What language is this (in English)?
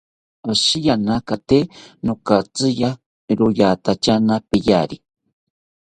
South Ucayali Ashéninka